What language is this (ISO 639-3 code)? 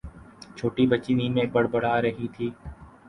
urd